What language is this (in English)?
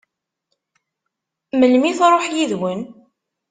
Kabyle